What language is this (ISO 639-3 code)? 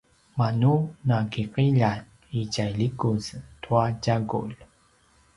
pwn